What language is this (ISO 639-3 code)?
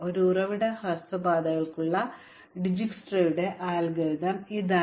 mal